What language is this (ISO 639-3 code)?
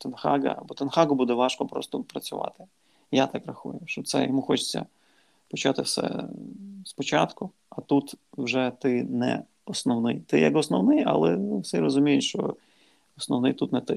ukr